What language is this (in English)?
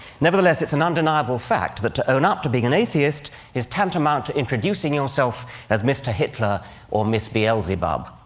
English